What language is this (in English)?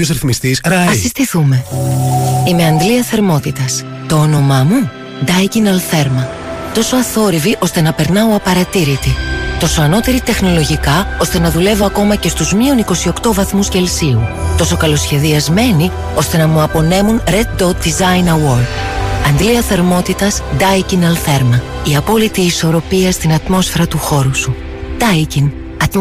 Greek